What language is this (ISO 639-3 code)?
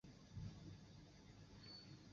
zho